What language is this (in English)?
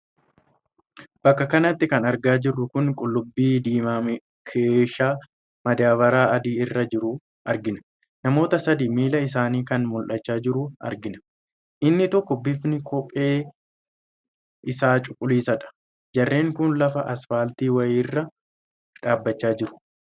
Oromo